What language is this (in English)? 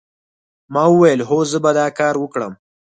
Pashto